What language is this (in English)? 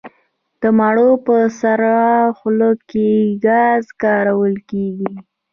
Pashto